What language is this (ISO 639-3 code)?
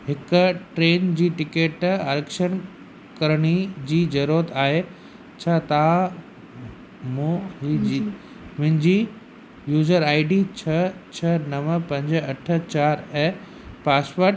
snd